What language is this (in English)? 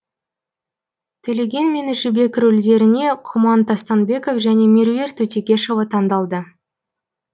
Kazakh